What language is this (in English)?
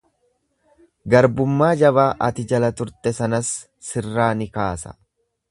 Oromo